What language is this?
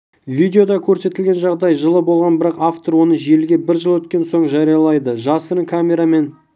Kazakh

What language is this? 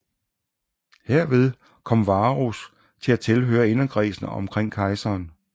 Danish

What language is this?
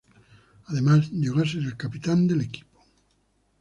Spanish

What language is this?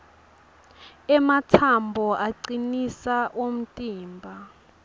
Swati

